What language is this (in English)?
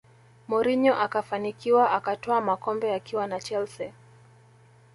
Swahili